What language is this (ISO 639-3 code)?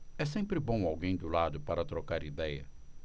por